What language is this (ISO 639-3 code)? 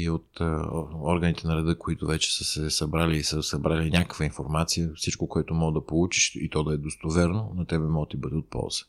bul